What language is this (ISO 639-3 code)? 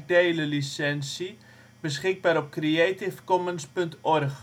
nld